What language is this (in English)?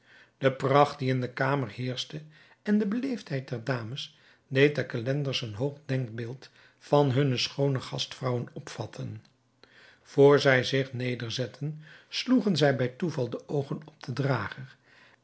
Dutch